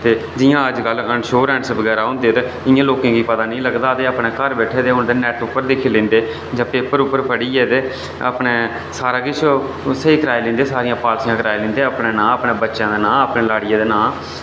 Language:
Dogri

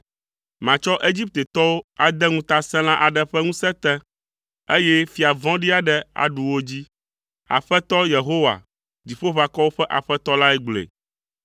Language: Ewe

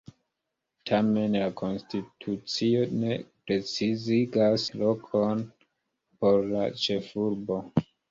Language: Esperanto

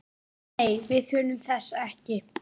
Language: Icelandic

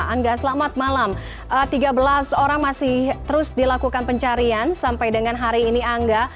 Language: Indonesian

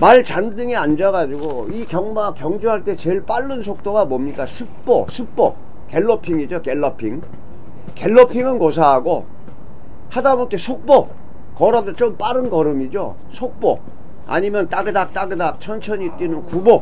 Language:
Korean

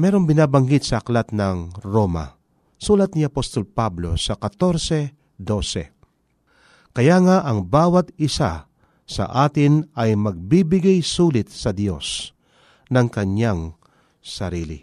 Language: Filipino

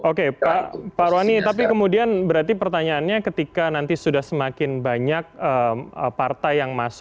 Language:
Indonesian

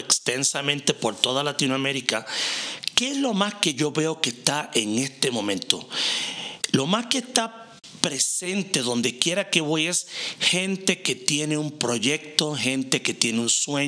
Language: Spanish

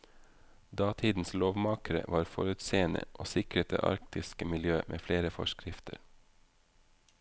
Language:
Norwegian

